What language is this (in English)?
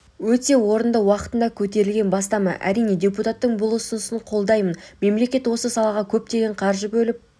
Kazakh